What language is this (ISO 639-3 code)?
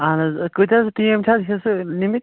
kas